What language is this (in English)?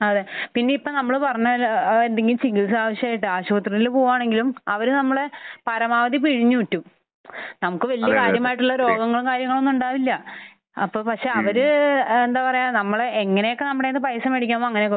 Malayalam